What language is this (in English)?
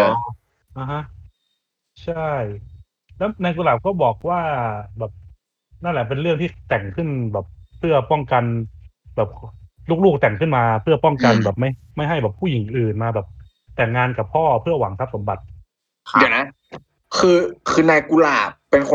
Thai